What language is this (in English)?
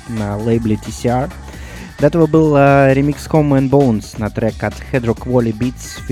Russian